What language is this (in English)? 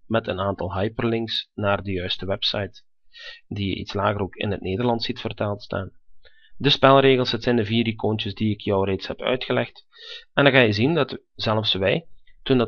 Dutch